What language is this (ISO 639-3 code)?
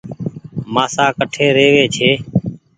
gig